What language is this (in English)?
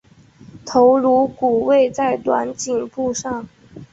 Chinese